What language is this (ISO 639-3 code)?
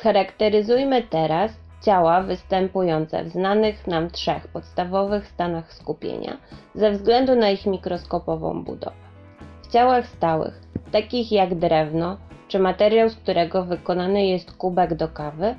pol